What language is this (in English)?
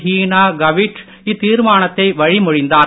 Tamil